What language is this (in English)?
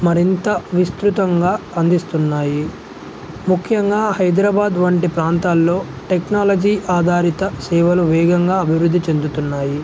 Telugu